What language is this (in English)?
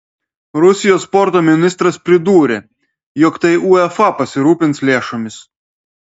Lithuanian